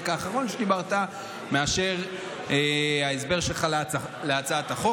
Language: Hebrew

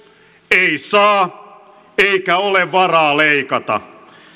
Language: Finnish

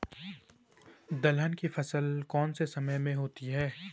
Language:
Hindi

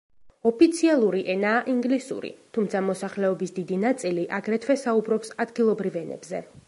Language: Georgian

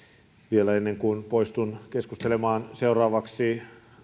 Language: Finnish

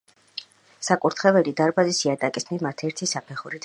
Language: Georgian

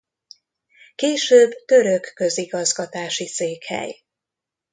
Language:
Hungarian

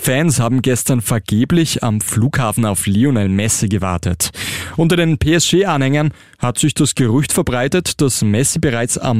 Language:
German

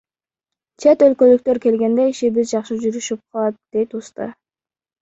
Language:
Kyrgyz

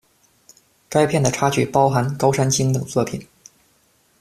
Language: Chinese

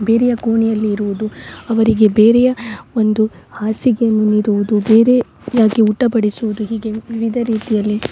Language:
Kannada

